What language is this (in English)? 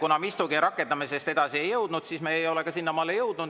Estonian